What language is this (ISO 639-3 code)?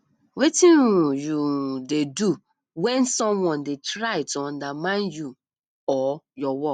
pcm